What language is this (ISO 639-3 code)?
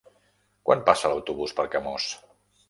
cat